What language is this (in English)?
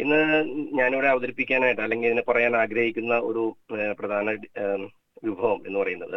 Malayalam